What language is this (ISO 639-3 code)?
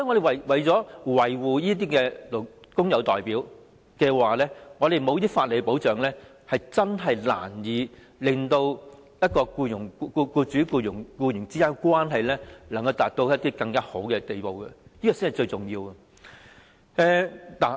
yue